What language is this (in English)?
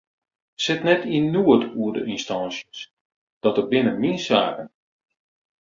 Western Frisian